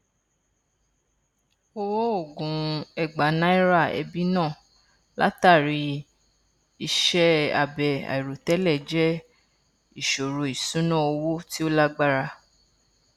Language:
Yoruba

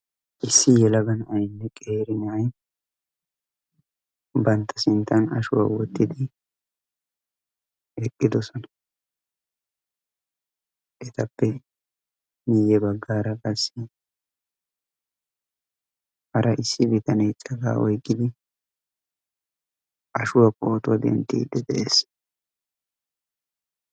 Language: Wolaytta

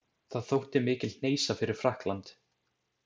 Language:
Icelandic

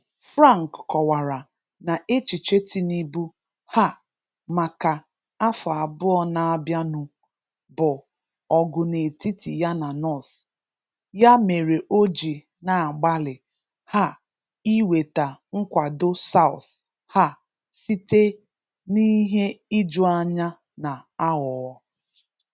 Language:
Igbo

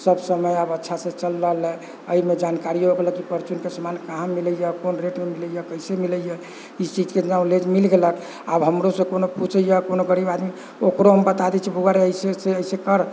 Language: Maithili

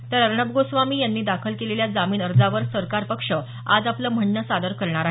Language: Marathi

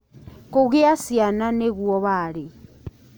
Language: Kikuyu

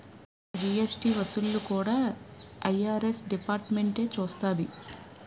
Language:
Telugu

